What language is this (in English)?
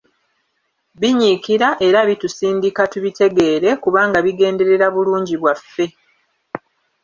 Ganda